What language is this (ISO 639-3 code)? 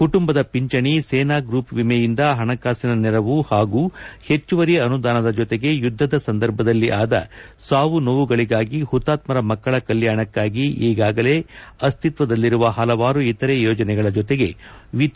kan